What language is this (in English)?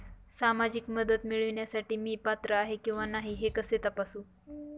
Marathi